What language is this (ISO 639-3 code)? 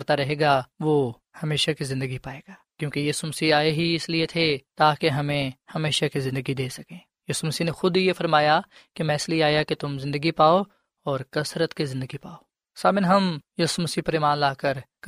urd